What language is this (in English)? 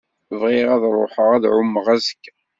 Kabyle